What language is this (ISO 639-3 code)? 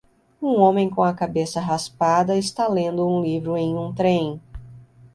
por